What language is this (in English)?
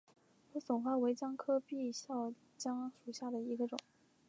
Chinese